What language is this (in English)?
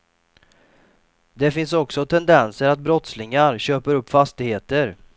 Swedish